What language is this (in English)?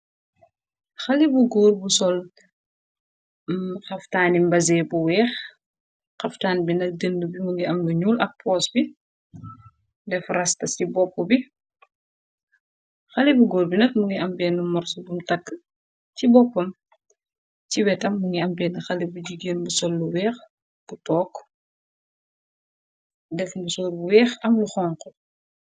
Wolof